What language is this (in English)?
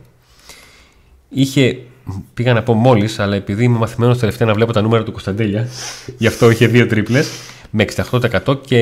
Greek